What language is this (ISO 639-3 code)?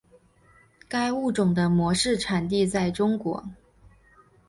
zho